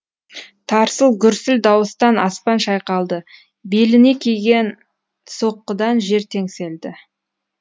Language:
Kazakh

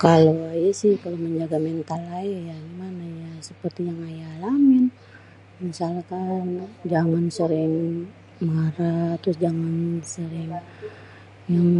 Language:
Betawi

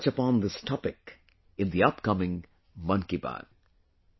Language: English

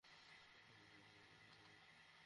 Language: Bangla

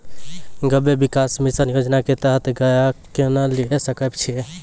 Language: Maithili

